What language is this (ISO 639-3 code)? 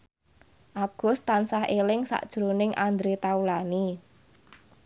jav